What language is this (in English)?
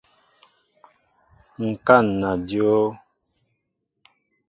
Mbo (Cameroon)